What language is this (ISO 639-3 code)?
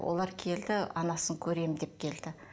kaz